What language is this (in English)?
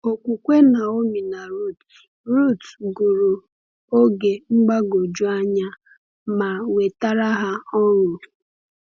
Igbo